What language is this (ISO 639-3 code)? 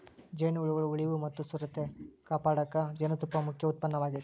kan